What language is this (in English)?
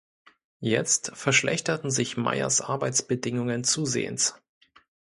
German